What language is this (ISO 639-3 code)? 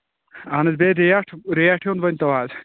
kas